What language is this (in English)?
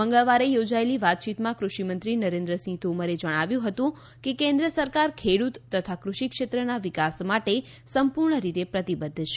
Gujarati